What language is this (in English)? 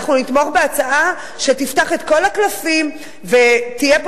Hebrew